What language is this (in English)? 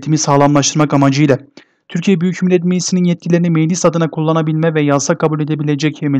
Turkish